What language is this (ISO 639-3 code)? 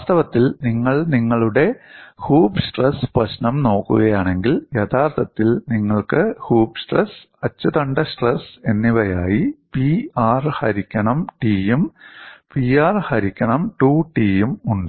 mal